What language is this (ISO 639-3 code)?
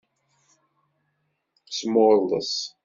kab